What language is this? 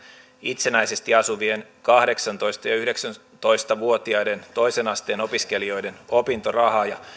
Finnish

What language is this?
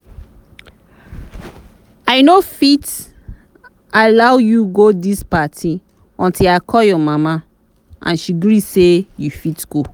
Nigerian Pidgin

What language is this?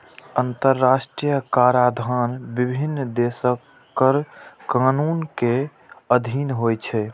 Maithili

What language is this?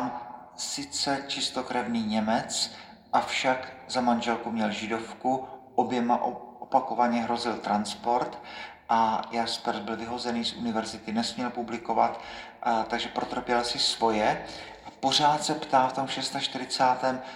Czech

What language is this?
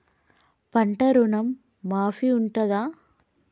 Telugu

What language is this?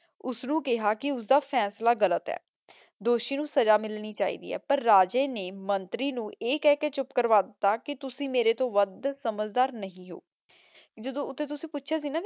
Punjabi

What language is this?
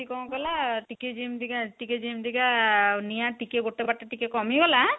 Odia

